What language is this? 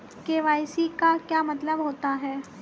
Hindi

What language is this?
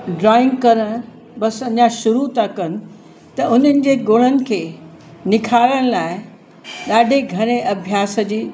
Sindhi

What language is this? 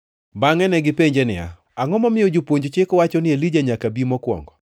Luo (Kenya and Tanzania)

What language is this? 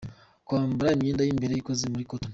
Kinyarwanda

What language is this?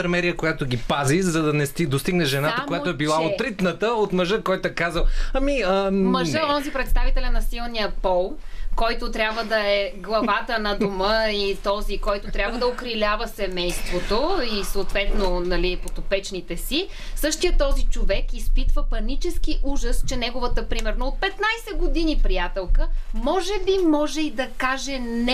Bulgarian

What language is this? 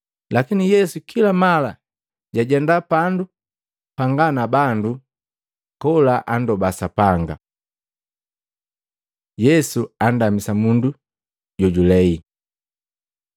Matengo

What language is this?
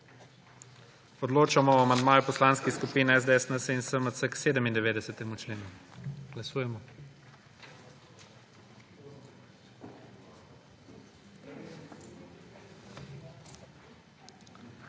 Slovenian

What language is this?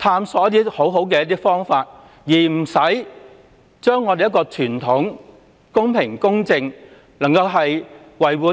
Cantonese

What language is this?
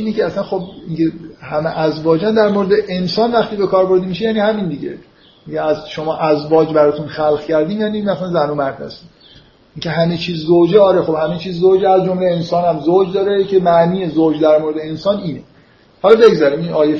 Persian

